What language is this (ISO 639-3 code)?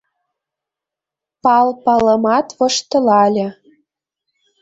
chm